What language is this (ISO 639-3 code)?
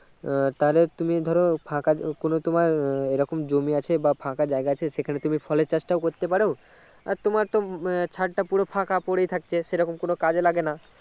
ben